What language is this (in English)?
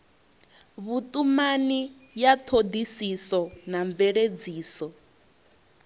Venda